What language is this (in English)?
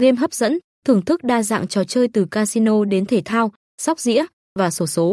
Vietnamese